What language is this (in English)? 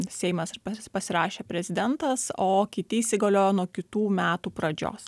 Lithuanian